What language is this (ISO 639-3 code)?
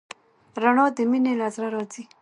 pus